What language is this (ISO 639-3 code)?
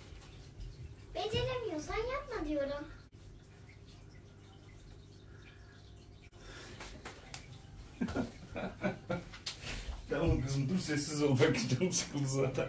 tur